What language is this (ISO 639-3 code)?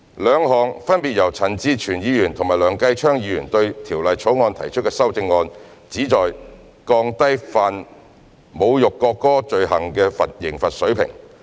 yue